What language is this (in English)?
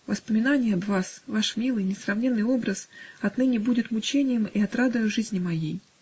Russian